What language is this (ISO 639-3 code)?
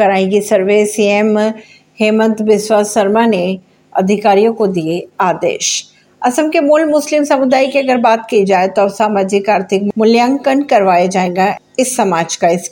hin